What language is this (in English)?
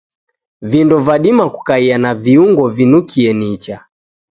Taita